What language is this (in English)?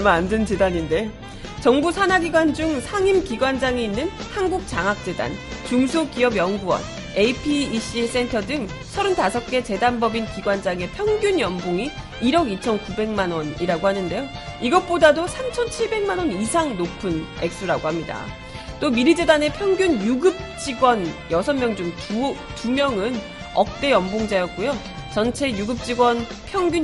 Korean